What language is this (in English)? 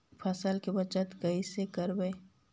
Magahi